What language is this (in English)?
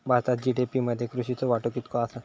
Marathi